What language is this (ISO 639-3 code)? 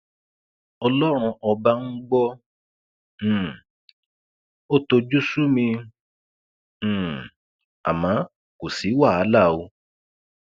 yor